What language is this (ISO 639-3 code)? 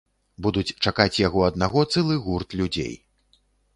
bel